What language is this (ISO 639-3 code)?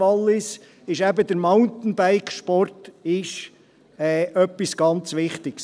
gsw